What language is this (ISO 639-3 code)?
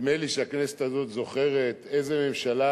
heb